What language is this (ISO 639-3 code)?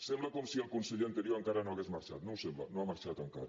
cat